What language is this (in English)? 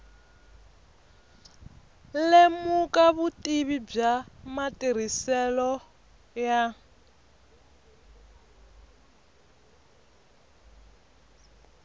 Tsonga